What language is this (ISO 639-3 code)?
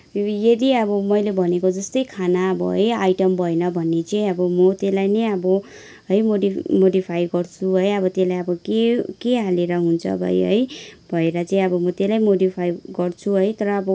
nep